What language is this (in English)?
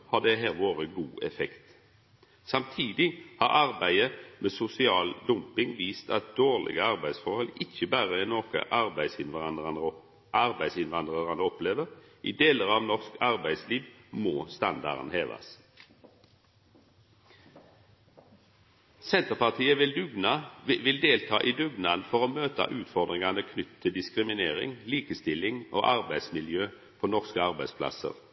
Norwegian Nynorsk